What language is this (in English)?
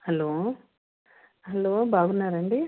Telugu